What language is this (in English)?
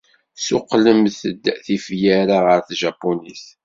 Kabyle